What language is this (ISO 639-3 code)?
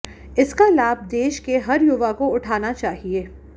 hin